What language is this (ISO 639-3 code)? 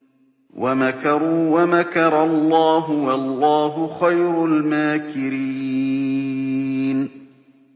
ara